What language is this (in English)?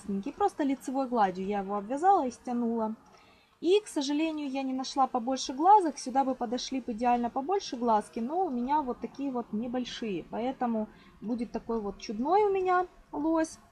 Russian